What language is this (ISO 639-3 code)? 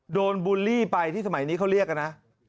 tha